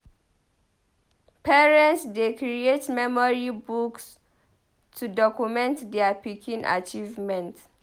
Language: Nigerian Pidgin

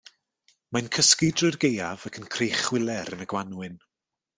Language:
Welsh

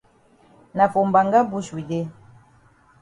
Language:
Cameroon Pidgin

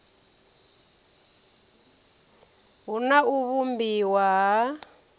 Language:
Venda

